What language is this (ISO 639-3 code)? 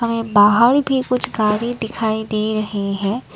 hin